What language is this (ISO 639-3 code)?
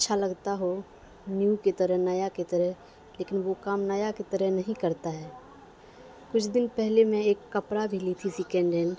urd